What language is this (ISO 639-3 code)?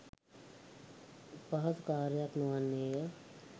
sin